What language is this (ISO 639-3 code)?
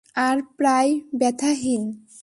ben